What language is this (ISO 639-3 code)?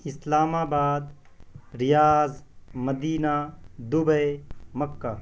urd